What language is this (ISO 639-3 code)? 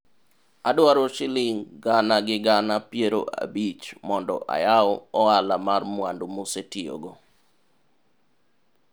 luo